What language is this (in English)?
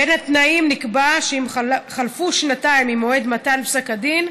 Hebrew